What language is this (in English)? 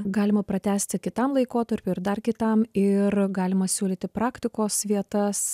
Lithuanian